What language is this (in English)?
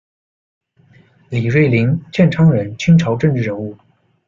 Chinese